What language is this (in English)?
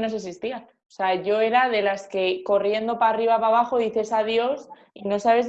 Spanish